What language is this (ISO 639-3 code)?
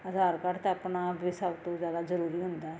pan